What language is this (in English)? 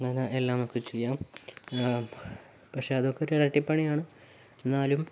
Malayalam